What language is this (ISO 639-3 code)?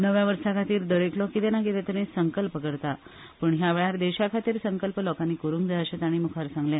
kok